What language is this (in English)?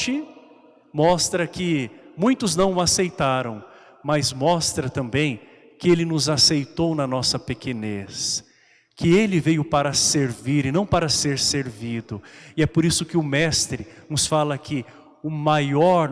Portuguese